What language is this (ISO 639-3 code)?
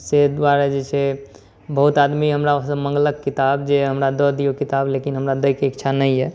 mai